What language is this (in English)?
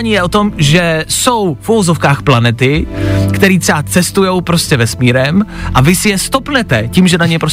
Czech